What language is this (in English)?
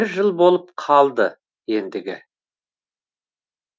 Kazakh